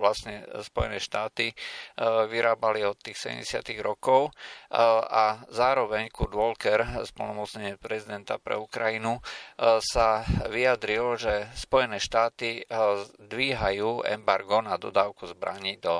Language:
Slovak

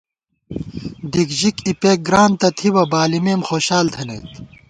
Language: Gawar-Bati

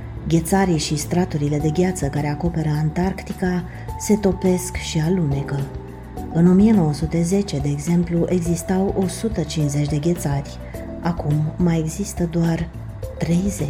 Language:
Romanian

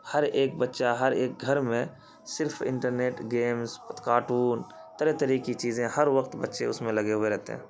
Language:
Urdu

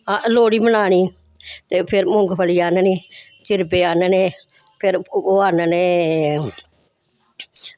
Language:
Dogri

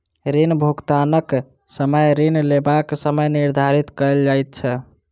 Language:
Maithili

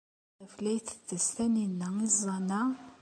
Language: Kabyle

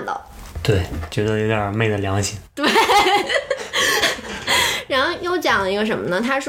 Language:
Chinese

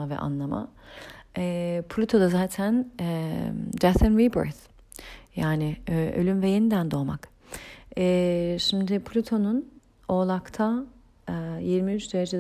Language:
Turkish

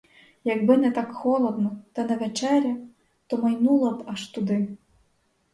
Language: Ukrainian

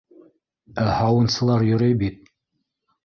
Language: Bashkir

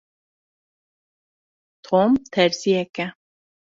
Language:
Kurdish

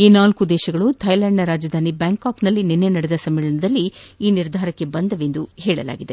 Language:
Kannada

